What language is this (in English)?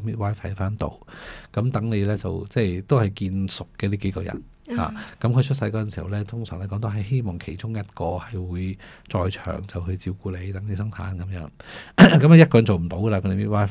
Chinese